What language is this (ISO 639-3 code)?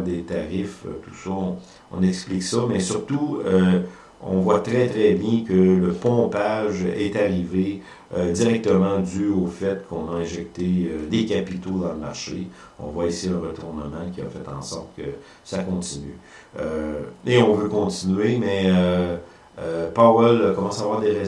fra